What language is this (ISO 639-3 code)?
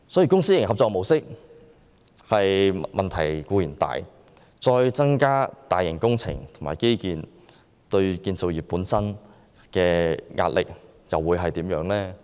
yue